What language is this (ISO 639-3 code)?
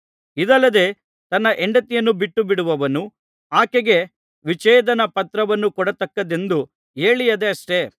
kan